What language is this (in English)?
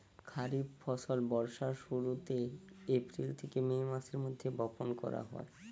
Bangla